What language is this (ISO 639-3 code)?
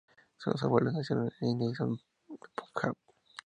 spa